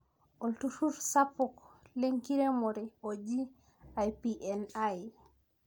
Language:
Masai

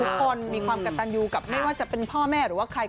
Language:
Thai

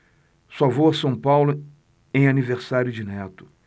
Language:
Portuguese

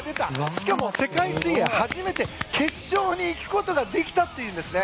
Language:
Japanese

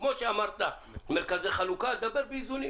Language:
Hebrew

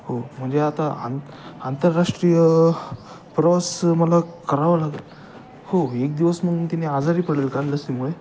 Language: Marathi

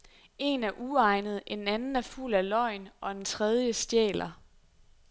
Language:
Danish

